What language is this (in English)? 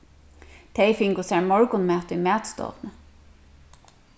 Faroese